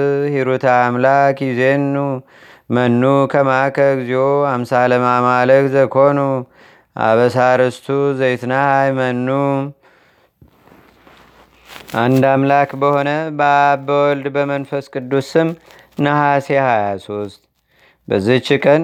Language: Amharic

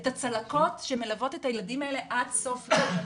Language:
Hebrew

